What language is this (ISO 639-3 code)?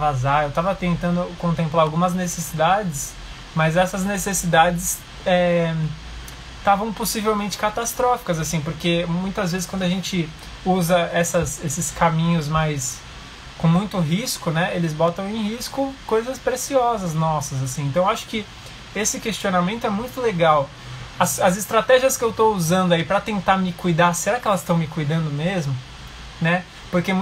por